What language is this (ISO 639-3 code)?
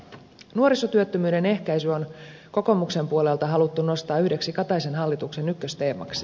fin